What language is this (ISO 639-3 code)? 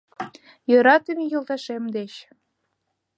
chm